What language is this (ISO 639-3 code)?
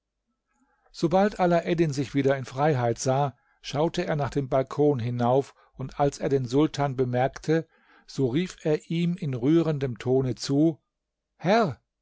deu